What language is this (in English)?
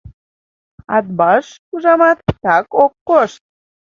Mari